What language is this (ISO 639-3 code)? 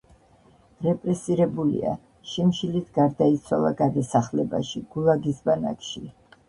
kat